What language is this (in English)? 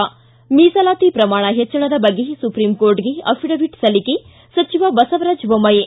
Kannada